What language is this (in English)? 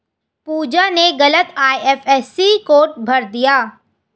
Hindi